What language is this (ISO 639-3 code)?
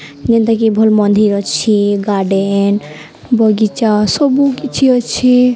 ori